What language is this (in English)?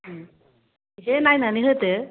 Bodo